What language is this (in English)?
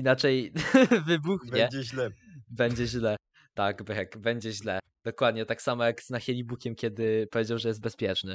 Polish